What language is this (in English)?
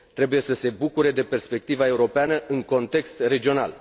Romanian